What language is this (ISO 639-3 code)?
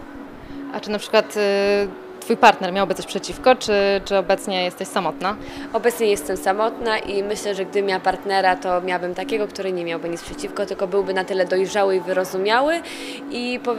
pol